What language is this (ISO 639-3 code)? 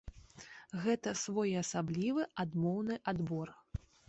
bel